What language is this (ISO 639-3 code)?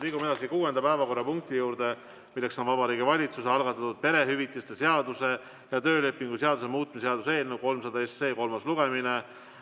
est